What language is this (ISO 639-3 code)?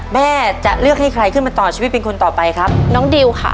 tha